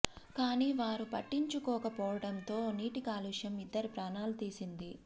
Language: Telugu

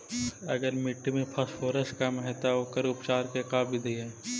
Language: Magahi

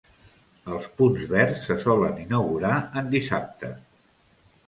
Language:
Catalan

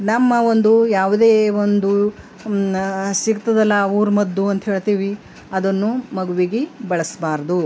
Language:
Kannada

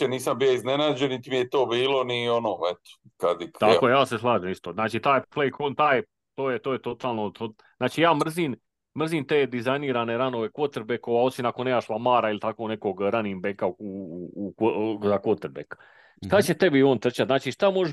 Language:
Croatian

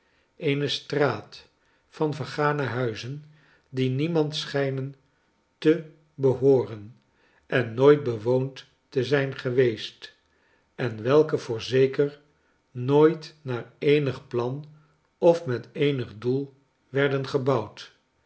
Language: Dutch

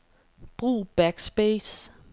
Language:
Danish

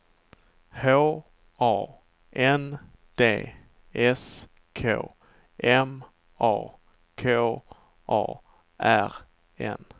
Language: Swedish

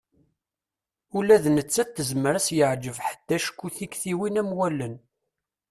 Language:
Kabyle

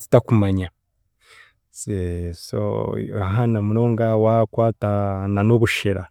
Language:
Chiga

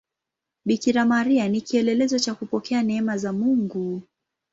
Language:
Swahili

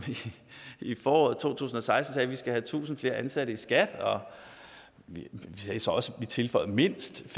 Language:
Danish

